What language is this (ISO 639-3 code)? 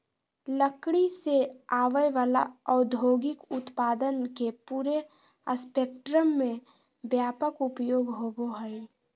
mag